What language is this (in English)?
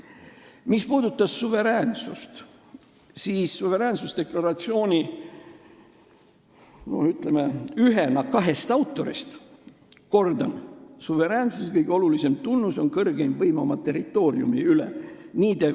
Estonian